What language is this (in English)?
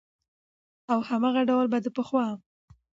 Pashto